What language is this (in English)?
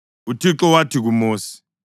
North Ndebele